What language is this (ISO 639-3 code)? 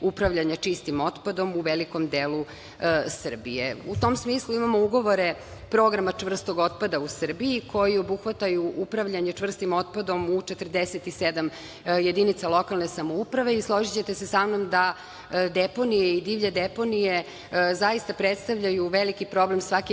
srp